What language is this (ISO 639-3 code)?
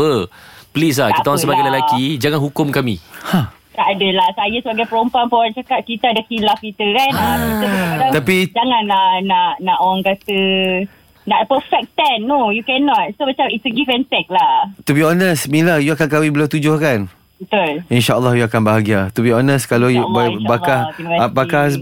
msa